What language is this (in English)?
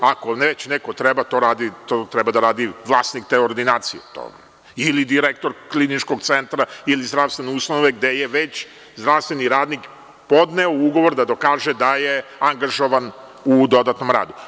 Serbian